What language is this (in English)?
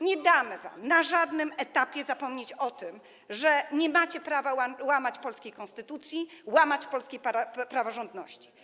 Polish